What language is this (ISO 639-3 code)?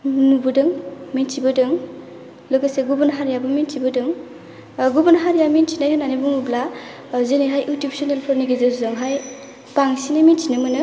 brx